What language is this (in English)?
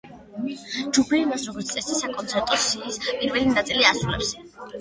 Georgian